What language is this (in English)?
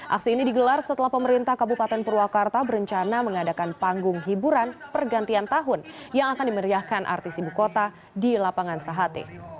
Indonesian